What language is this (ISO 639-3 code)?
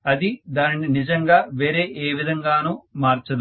tel